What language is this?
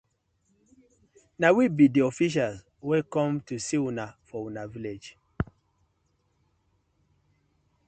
Nigerian Pidgin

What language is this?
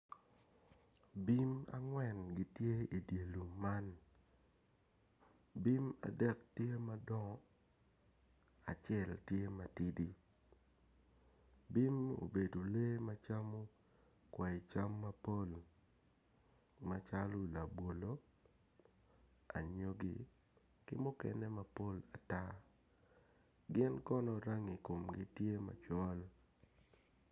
Acoli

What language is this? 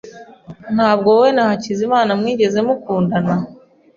Kinyarwanda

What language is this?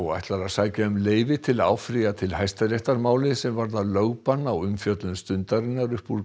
Icelandic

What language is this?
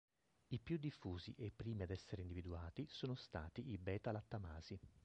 Italian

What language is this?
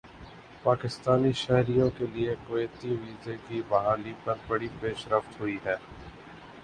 Urdu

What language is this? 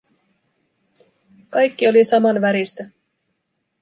Finnish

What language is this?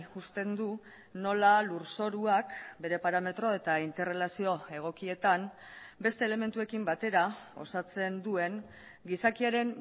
Basque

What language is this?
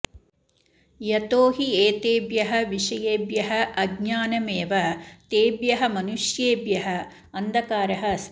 Sanskrit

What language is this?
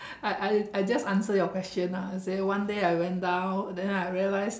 English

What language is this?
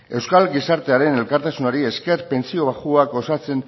Basque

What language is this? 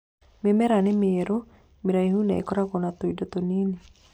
Kikuyu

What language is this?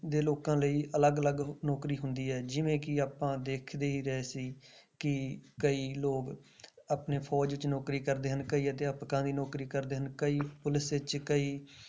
Punjabi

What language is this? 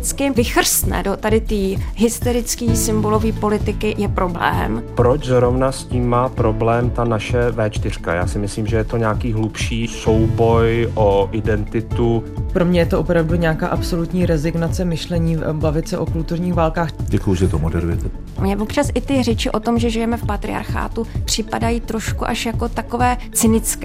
Czech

